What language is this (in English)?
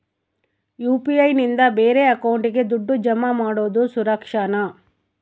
Kannada